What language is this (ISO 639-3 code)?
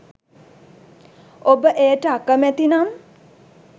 sin